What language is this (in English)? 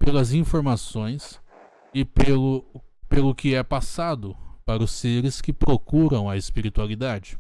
Portuguese